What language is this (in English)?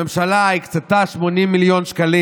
Hebrew